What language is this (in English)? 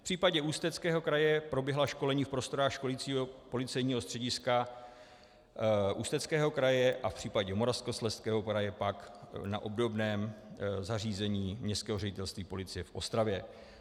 Czech